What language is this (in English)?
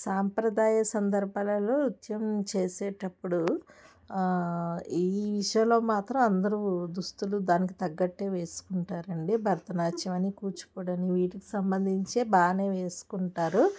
Telugu